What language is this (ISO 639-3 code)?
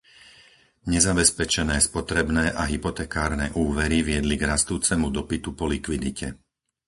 slk